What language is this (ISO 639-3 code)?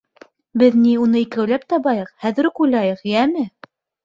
bak